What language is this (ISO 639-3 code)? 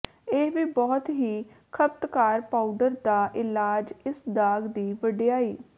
pan